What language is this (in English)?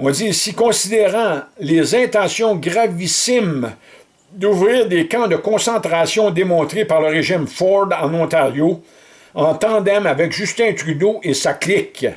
French